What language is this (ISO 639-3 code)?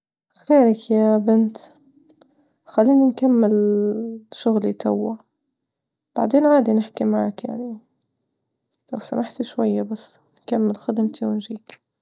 ayl